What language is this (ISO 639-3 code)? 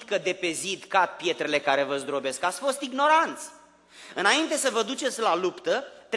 ron